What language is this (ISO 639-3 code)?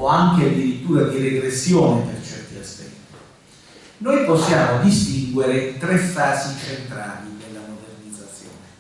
ita